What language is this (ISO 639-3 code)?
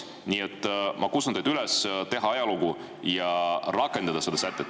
est